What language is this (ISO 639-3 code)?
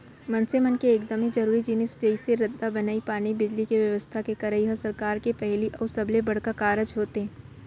hne